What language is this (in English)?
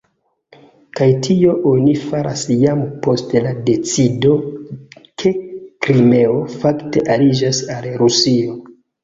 Esperanto